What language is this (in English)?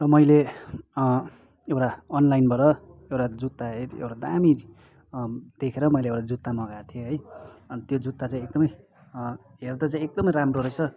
Nepali